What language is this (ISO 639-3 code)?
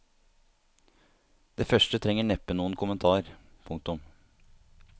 nor